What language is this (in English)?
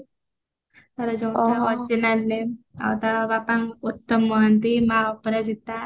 Odia